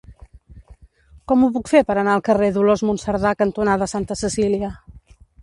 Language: Catalan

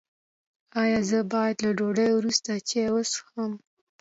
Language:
Pashto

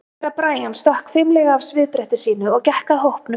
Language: Icelandic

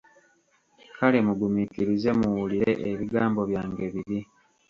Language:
Ganda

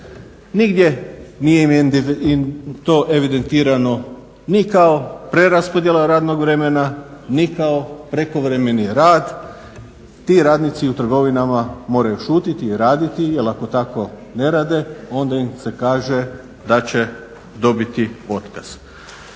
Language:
Croatian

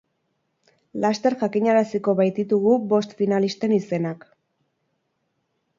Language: Basque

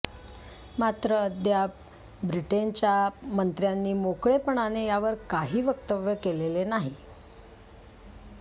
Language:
Marathi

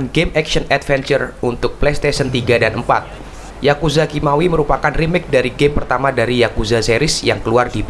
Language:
Indonesian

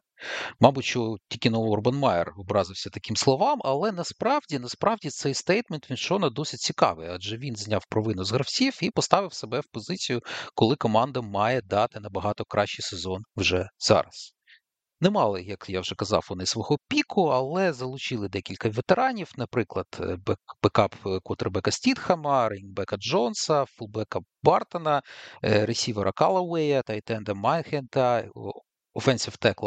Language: Ukrainian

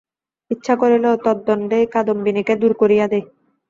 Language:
Bangla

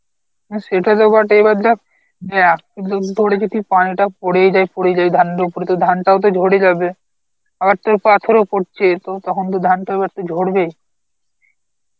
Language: Bangla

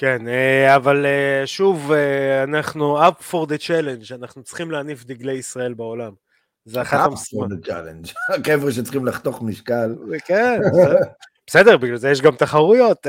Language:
Hebrew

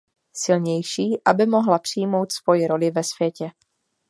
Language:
Czech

